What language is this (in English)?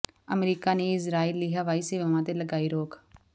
Punjabi